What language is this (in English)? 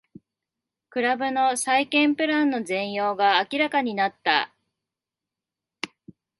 Japanese